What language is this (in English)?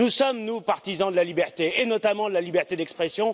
French